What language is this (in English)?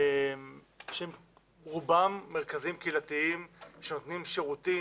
Hebrew